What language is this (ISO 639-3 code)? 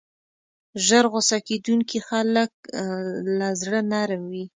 pus